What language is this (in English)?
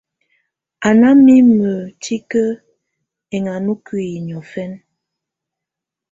Tunen